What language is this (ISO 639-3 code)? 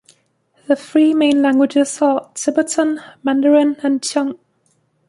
eng